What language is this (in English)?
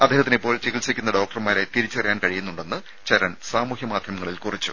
Malayalam